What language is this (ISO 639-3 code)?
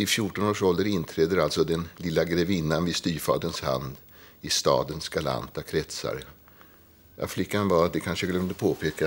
swe